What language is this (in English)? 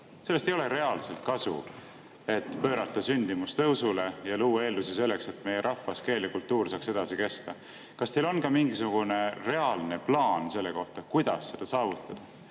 Estonian